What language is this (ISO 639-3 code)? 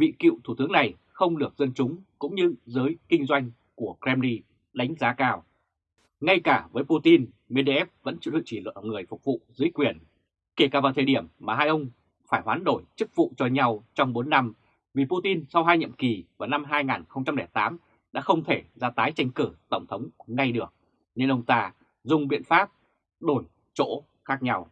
vie